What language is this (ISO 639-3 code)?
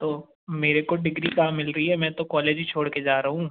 hin